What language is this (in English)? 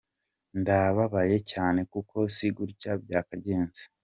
Kinyarwanda